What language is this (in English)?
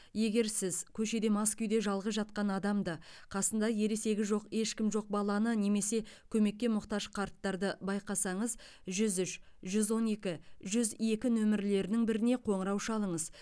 Kazakh